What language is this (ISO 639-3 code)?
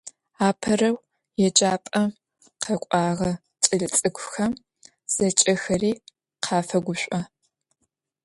ady